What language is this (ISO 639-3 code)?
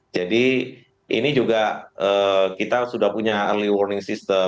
ind